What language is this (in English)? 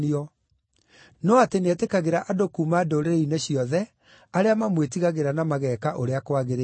Kikuyu